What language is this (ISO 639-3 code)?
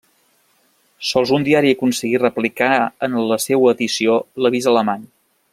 cat